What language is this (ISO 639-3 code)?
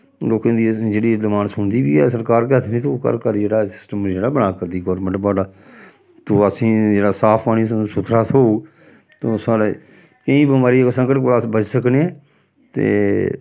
doi